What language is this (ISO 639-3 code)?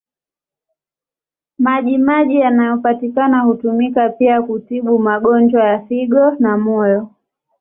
swa